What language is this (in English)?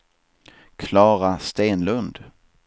Swedish